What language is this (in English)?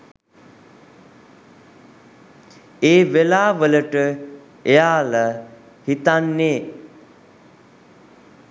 Sinhala